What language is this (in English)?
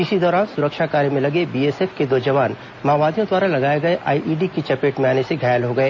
Hindi